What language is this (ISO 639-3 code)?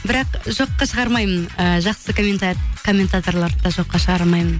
kaz